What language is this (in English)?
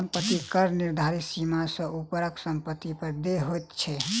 Maithili